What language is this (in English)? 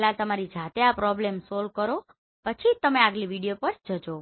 Gujarati